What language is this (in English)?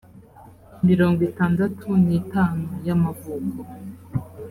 Kinyarwanda